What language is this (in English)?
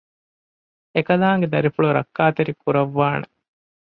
Divehi